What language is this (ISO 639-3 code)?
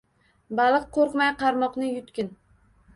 uzb